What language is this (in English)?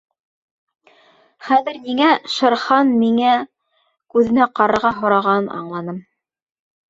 Bashkir